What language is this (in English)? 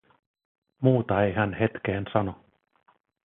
Finnish